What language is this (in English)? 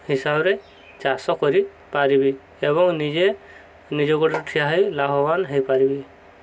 Odia